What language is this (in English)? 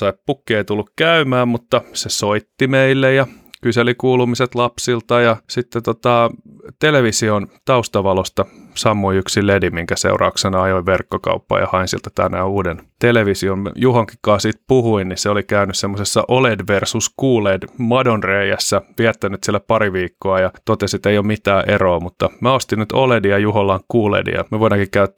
Finnish